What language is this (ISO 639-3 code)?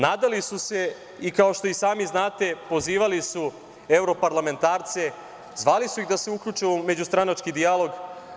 srp